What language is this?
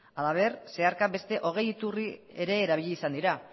Basque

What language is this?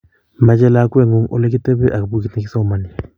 Kalenjin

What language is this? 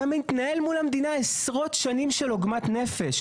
Hebrew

